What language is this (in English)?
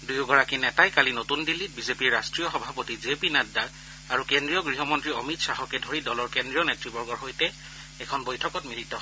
Assamese